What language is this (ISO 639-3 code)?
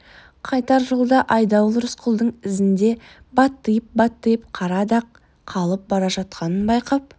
kaz